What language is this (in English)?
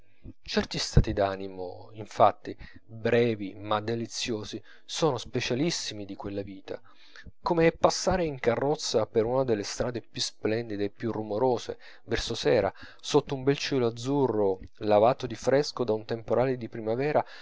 Italian